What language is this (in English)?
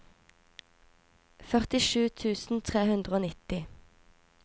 Norwegian